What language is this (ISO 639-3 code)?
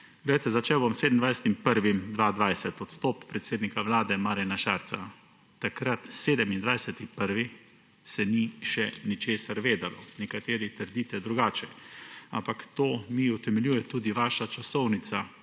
slv